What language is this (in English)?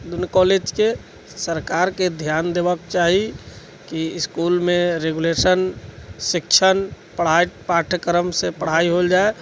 Maithili